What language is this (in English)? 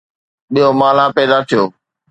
Sindhi